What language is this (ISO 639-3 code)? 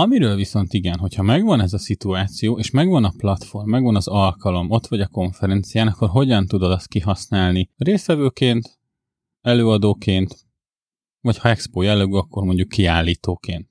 hun